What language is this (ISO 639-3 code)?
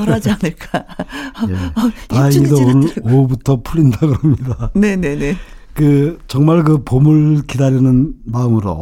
kor